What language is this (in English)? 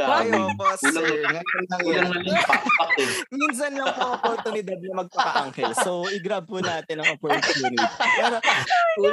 Filipino